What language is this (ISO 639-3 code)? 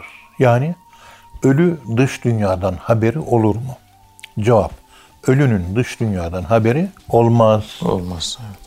tur